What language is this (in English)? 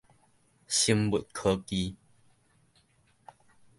Min Nan Chinese